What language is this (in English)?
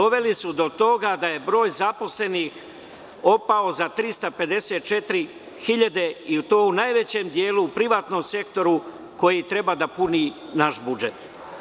Serbian